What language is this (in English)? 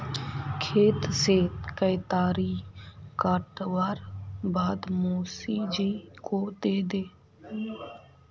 Magahi